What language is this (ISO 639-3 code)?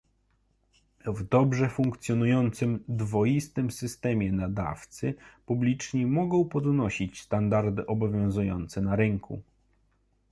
pol